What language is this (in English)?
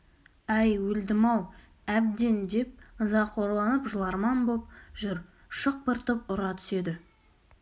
Kazakh